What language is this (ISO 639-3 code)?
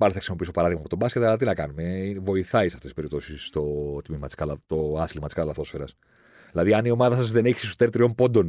ell